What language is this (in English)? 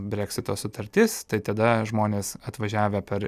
Lithuanian